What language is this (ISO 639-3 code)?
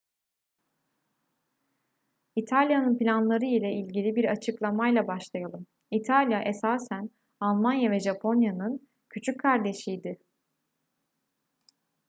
tur